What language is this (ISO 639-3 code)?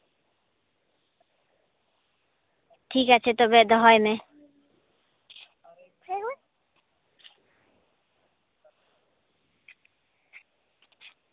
sat